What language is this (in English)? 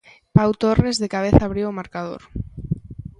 Galician